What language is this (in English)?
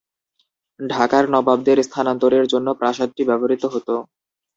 Bangla